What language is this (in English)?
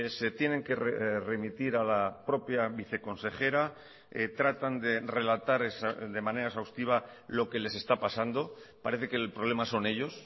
Spanish